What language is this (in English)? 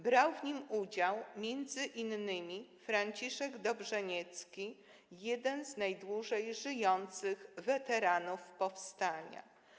Polish